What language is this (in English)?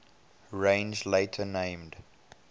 English